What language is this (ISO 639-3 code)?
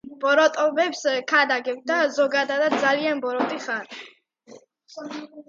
kat